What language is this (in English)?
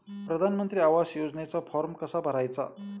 Marathi